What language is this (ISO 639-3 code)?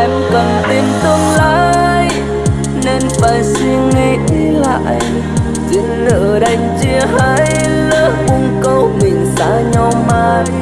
vie